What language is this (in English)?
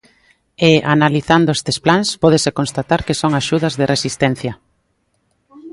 Galician